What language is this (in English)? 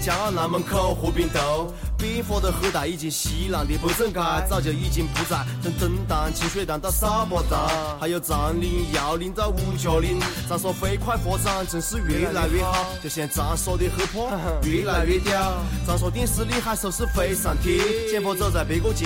Chinese